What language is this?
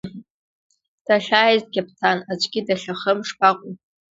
Abkhazian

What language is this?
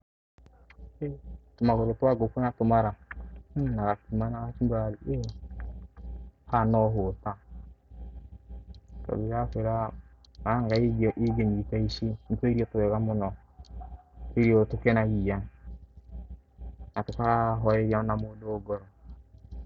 Kikuyu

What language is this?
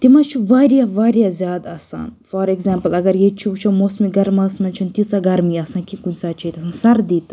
Kashmiri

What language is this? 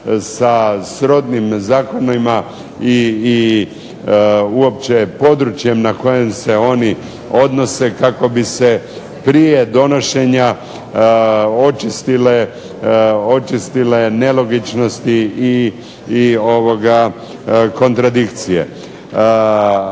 Croatian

